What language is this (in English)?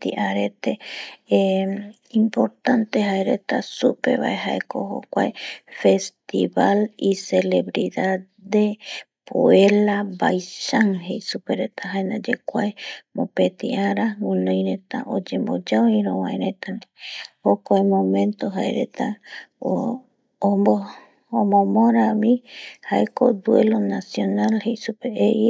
Eastern Bolivian Guaraní